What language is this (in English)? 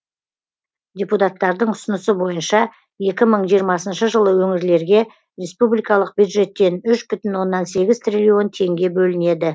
Kazakh